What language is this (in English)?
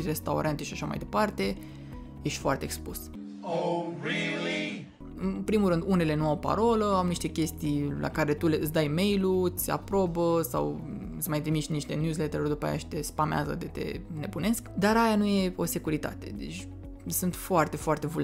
Romanian